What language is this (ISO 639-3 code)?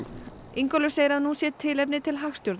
isl